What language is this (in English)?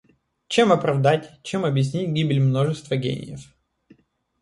Russian